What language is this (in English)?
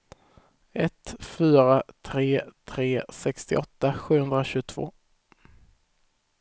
Swedish